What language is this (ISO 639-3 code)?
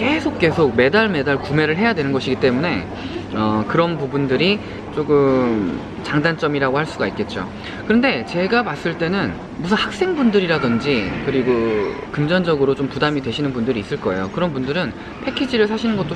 kor